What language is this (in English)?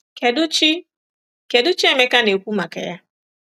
Igbo